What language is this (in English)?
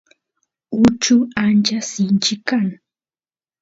Santiago del Estero Quichua